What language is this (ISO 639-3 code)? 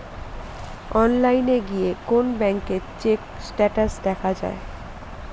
ben